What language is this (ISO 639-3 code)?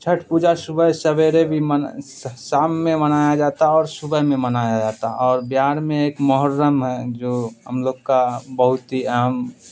urd